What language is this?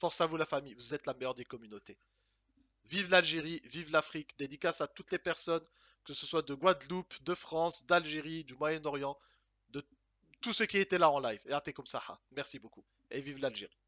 French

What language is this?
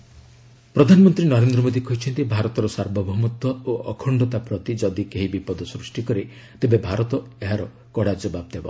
Odia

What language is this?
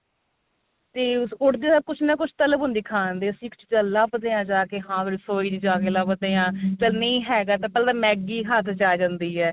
Punjabi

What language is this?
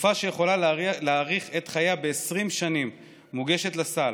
Hebrew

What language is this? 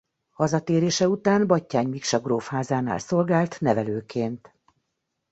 Hungarian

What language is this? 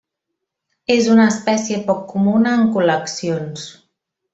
Catalan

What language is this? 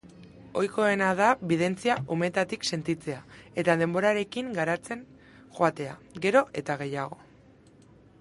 Basque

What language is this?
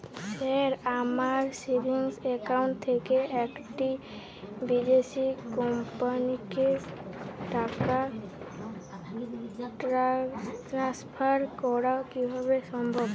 Bangla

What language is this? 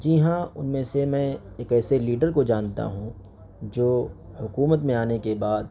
Urdu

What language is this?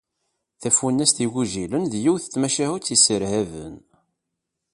Kabyle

